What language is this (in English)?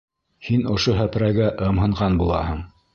Bashkir